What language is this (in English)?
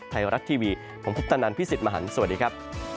Thai